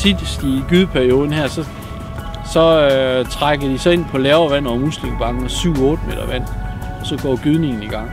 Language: Danish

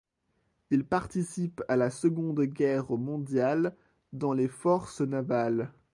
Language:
French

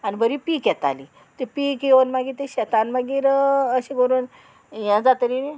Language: Konkani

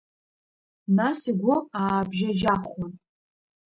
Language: Abkhazian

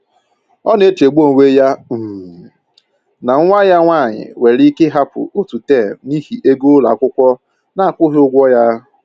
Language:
Igbo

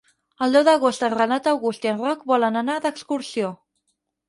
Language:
Catalan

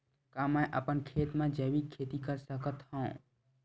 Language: Chhattisgarhi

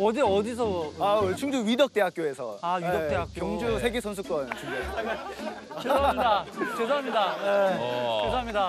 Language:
Korean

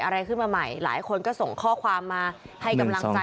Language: Thai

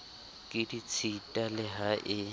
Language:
Southern Sotho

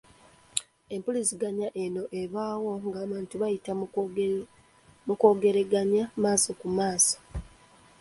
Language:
Ganda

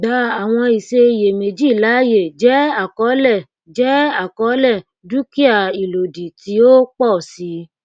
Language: Yoruba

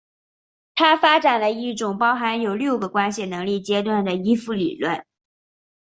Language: Chinese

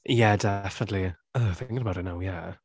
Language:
Welsh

